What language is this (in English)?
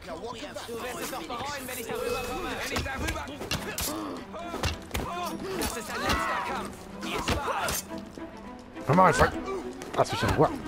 German